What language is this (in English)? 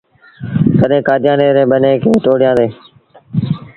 Sindhi Bhil